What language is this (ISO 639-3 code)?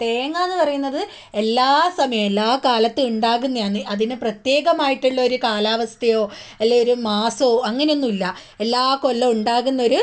mal